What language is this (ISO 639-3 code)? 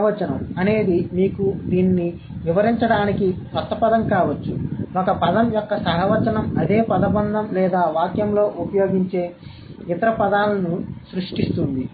tel